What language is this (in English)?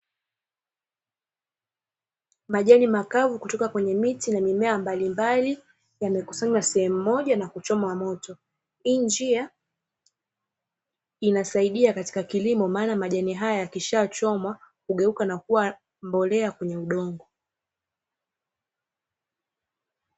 Swahili